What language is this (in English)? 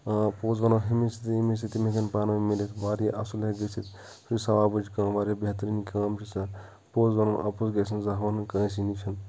Kashmiri